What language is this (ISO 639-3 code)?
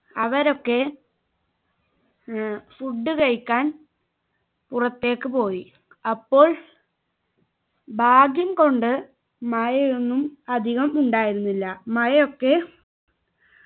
mal